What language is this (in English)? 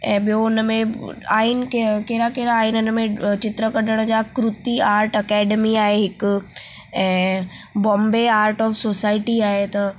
Sindhi